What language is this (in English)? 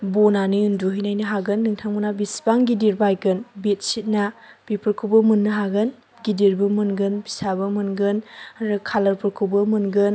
Bodo